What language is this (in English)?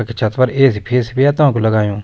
Garhwali